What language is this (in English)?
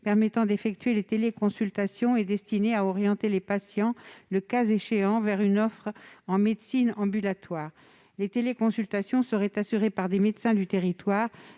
French